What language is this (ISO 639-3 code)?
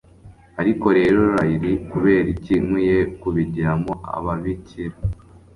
kin